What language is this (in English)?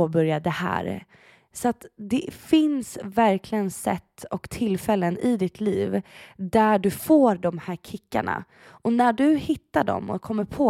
Swedish